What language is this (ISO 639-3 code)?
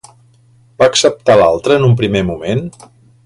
cat